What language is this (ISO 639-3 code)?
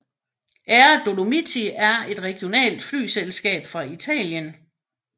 dan